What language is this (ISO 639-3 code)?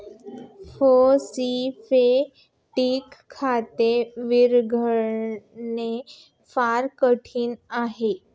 mar